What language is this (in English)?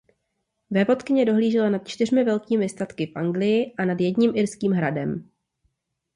Czech